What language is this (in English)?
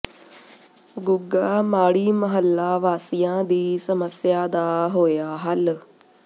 Punjabi